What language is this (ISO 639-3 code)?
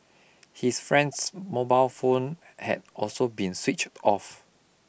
eng